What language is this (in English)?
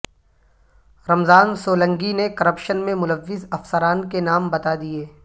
Urdu